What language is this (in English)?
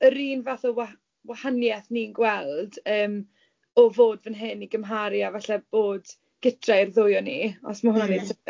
Welsh